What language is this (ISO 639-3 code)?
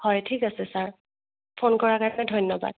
asm